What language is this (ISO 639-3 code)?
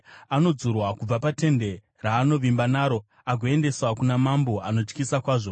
sna